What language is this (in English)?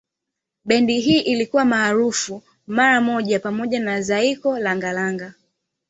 Swahili